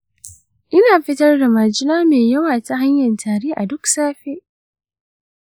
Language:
Hausa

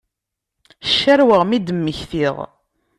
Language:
Kabyle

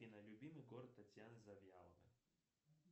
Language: Russian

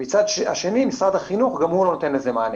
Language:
Hebrew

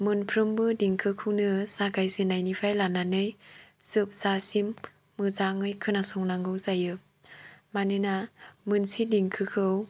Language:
Bodo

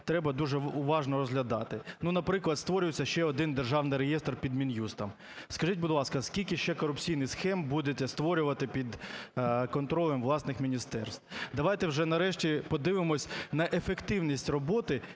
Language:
Ukrainian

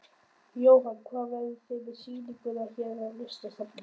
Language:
Icelandic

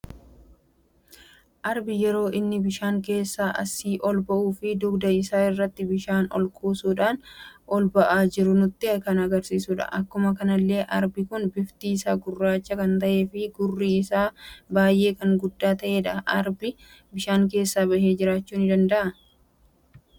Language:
Oromo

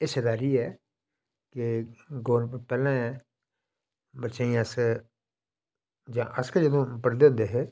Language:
Dogri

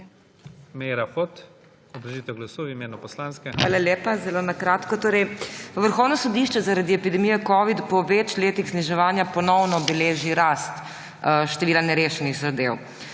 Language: Slovenian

